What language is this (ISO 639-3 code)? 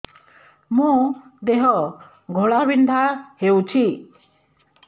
ori